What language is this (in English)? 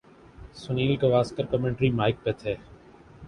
Urdu